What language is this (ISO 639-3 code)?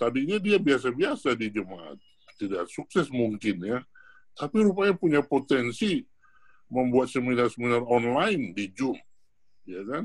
ind